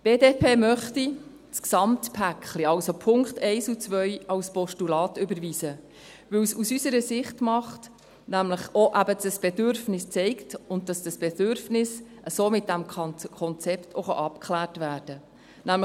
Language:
Swiss German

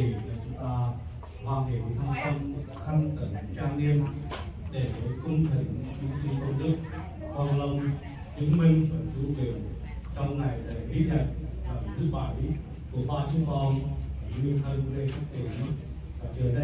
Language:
Vietnamese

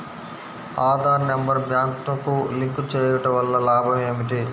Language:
Telugu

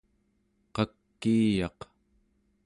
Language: Central Yupik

